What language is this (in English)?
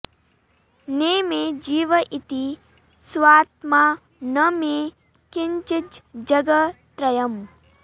Sanskrit